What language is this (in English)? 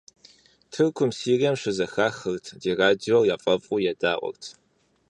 Kabardian